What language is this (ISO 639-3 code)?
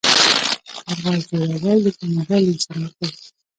pus